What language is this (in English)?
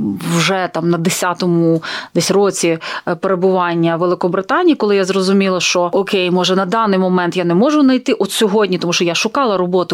Ukrainian